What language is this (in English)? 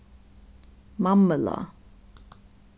Faroese